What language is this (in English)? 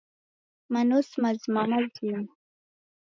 Taita